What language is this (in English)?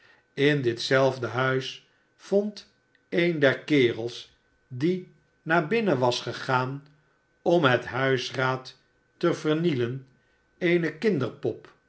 Dutch